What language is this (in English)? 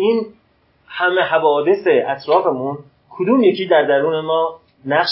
Persian